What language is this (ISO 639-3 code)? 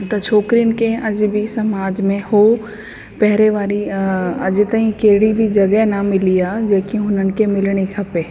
snd